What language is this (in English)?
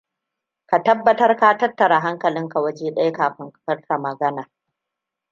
Hausa